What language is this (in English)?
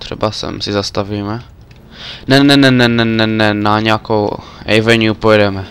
Czech